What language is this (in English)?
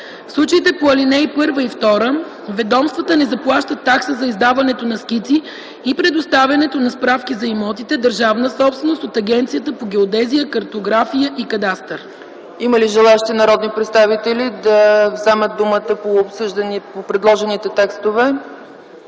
Bulgarian